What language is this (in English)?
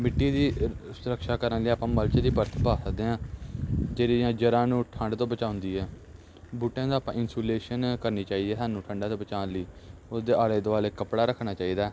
Punjabi